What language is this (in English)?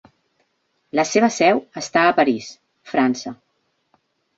Catalan